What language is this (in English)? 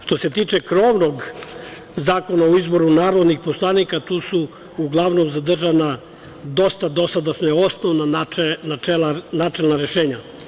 Serbian